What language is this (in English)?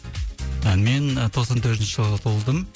Kazakh